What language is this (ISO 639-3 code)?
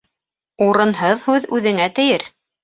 bak